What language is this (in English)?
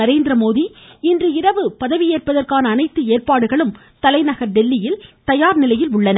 Tamil